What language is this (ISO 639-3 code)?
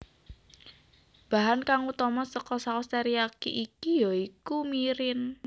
jav